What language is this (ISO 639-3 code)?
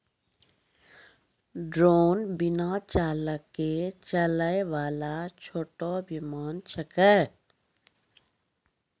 mai